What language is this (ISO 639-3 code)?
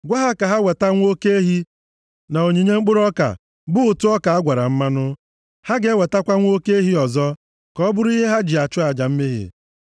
ibo